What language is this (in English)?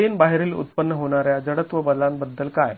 Marathi